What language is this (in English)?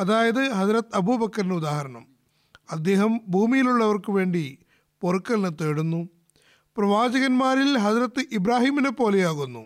Malayalam